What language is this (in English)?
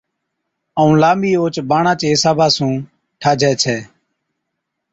Od